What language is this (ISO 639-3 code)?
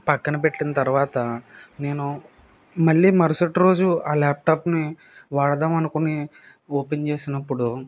tel